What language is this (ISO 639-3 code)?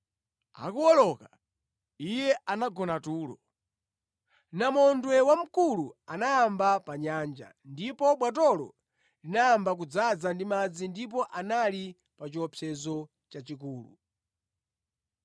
nya